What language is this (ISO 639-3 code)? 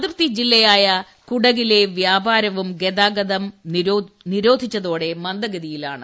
mal